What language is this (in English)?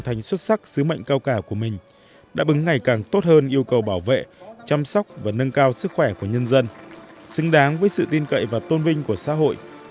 Vietnamese